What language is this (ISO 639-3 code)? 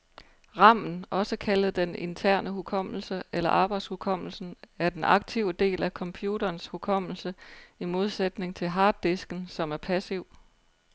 dan